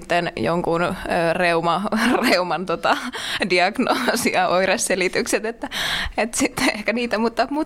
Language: Finnish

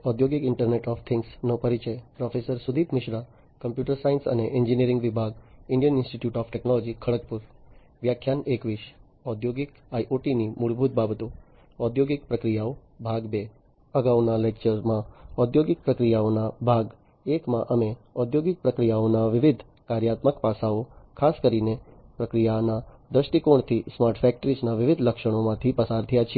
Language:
Gujarati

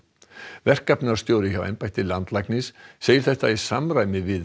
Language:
Icelandic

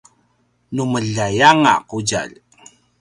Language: Paiwan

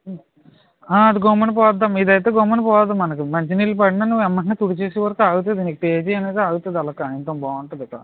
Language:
Telugu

